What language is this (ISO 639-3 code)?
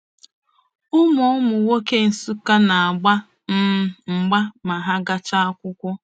ibo